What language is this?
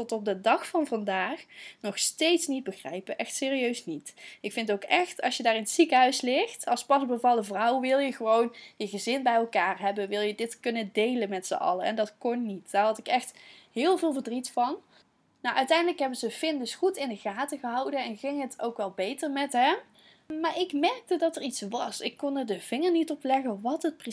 Dutch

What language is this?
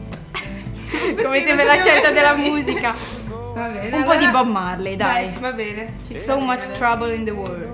Italian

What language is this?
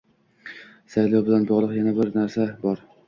Uzbek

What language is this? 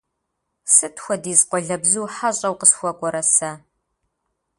Kabardian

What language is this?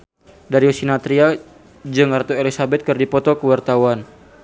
Sundanese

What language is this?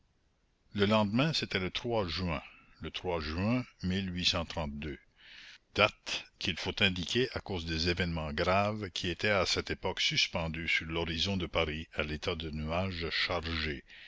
French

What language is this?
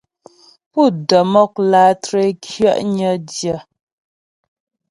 Ghomala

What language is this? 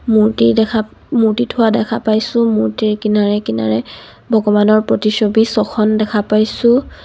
Assamese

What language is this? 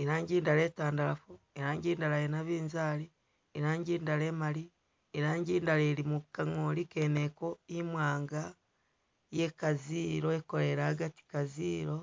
Masaaba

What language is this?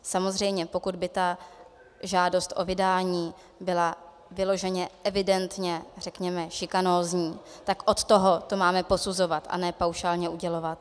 Czech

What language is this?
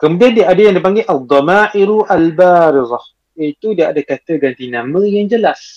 Malay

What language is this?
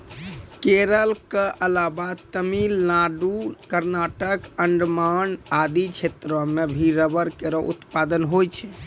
Maithili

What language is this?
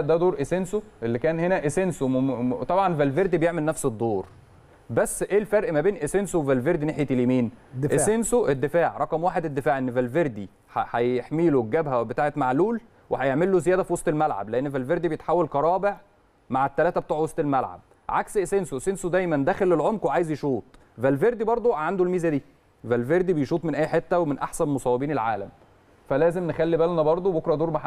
Arabic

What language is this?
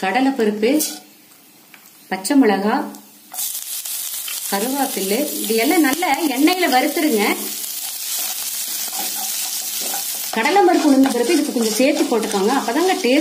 Turkish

